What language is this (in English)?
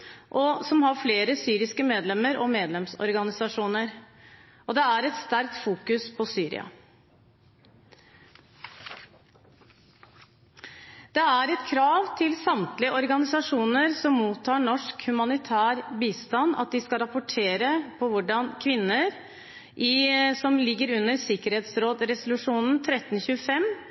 Norwegian Bokmål